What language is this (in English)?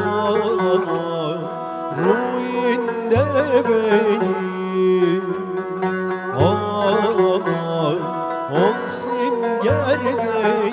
Turkish